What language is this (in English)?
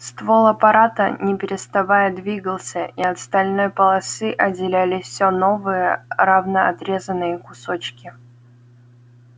Russian